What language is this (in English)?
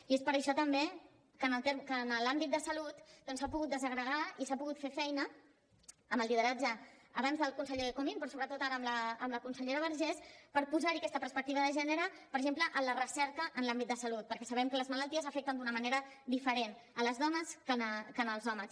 Catalan